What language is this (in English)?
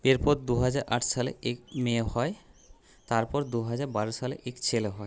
Bangla